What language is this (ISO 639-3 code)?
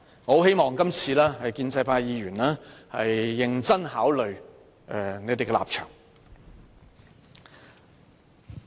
yue